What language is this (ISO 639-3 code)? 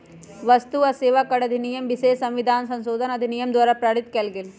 mag